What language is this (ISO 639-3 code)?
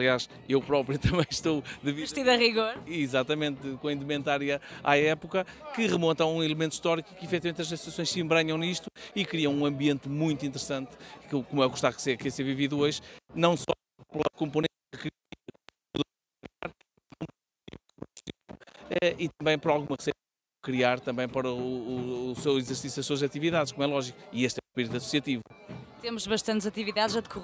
por